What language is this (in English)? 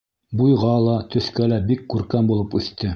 Bashkir